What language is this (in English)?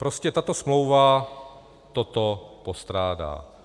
Czech